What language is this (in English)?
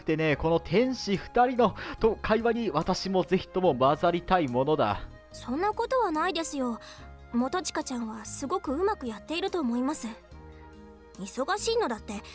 Japanese